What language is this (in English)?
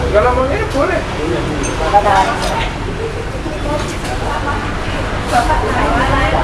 Indonesian